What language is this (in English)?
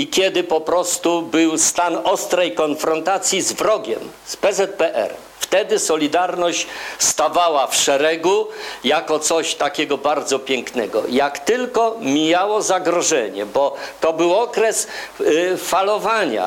Polish